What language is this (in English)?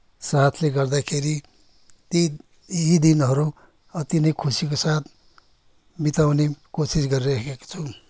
Nepali